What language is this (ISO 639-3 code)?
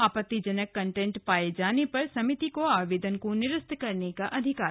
hin